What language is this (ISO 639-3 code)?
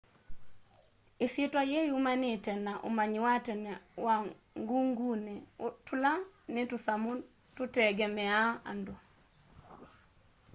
kam